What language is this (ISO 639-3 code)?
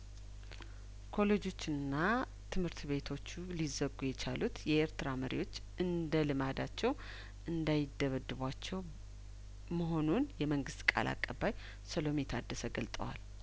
amh